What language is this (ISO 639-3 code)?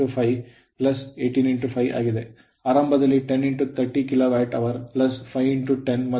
kan